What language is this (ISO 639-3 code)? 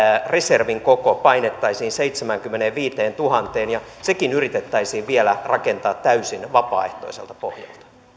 fin